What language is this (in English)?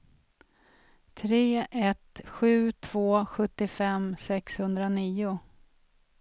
Swedish